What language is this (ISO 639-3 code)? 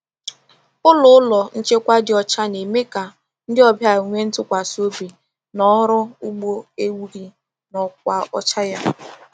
ibo